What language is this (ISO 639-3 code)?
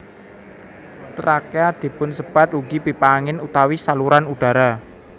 jav